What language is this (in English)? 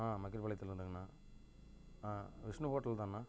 Tamil